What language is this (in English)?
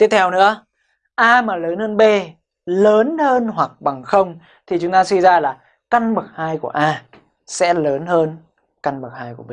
Vietnamese